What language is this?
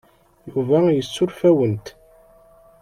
Kabyle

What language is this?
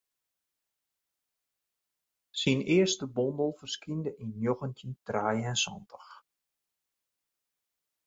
Western Frisian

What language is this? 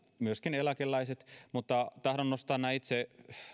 Finnish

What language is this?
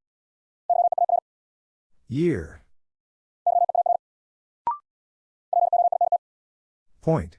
English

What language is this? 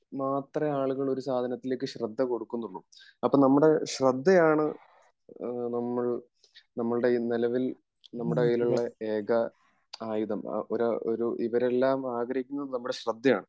Malayalam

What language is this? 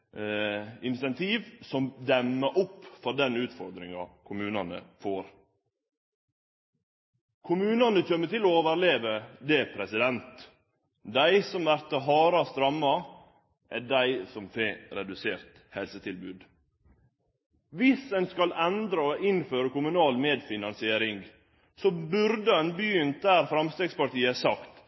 Norwegian Nynorsk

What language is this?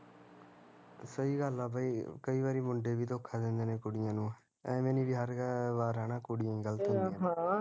Punjabi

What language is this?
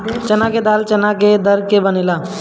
Bhojpuri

